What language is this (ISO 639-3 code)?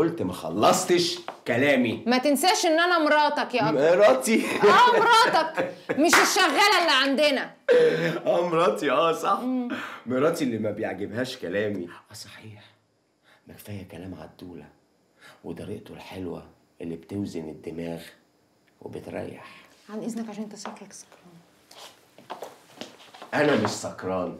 ara